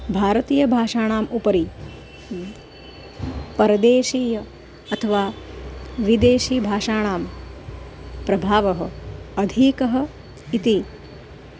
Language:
Sanskrit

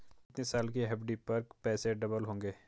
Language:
Hindi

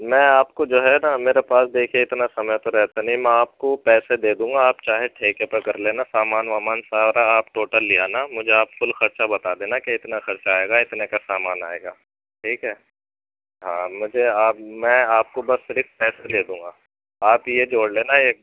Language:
Urdu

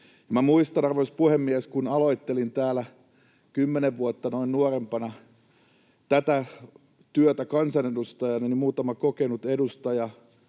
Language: Finnish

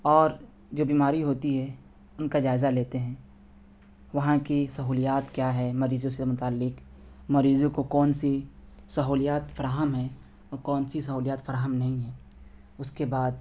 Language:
Urdu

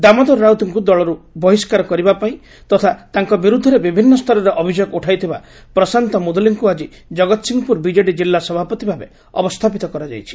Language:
Odia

